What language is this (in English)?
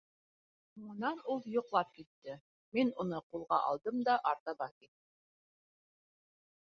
Bashkir